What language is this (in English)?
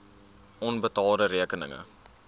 Afrikaans